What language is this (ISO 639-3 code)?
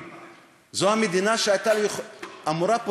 heb